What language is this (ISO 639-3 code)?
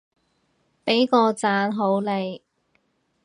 yue